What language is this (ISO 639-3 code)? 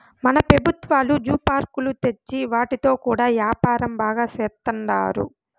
tel